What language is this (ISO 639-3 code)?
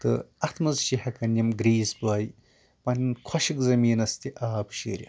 kas